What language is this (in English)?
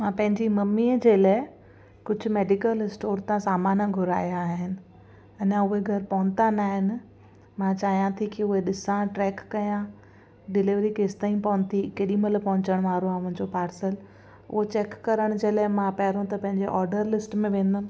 Sindhi